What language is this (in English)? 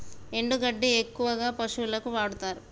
Telugu